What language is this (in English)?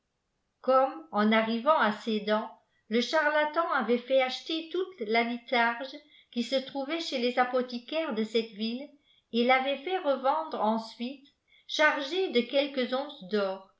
French